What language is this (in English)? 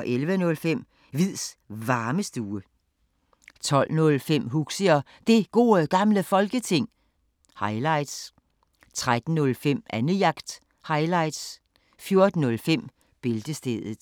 Danish